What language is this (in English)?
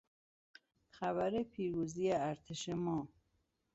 Persian